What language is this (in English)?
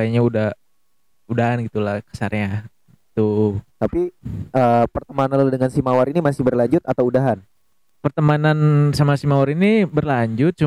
Indonesian